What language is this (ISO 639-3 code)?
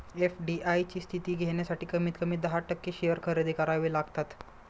mar